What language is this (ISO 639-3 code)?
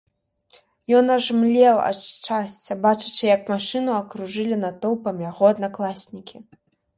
bel